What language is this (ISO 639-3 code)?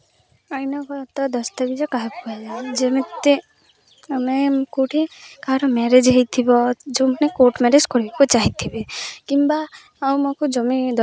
ori